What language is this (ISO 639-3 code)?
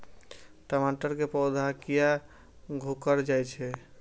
mai